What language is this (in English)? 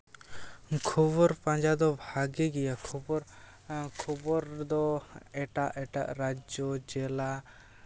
Santali